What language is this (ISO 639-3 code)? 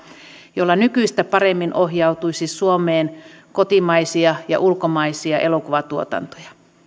fin